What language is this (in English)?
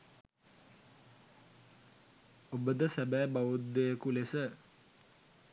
Sinhala